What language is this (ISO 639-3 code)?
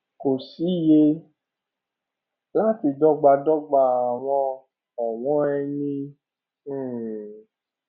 yor